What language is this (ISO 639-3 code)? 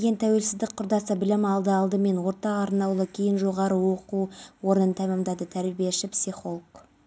kaz